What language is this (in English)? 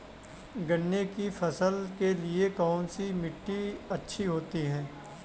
Hindi